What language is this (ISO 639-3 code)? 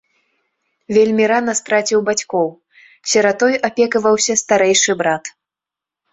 bel